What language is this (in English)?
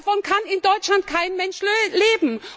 German